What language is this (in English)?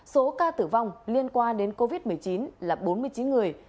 Vietnamese